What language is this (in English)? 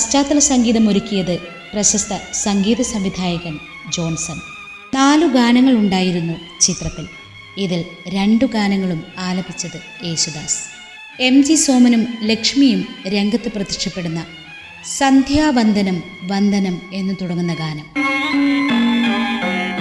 Malayalam